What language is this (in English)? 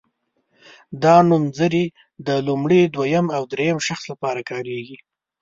Pashto